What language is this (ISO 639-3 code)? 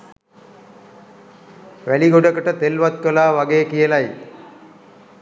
sin